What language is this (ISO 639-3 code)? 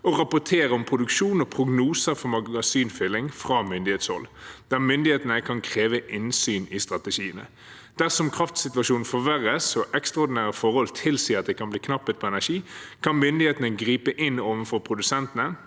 nor